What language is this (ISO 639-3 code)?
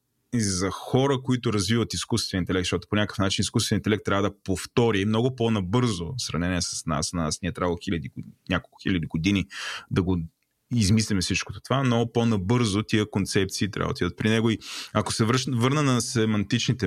bul